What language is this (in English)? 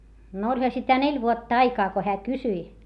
Finnish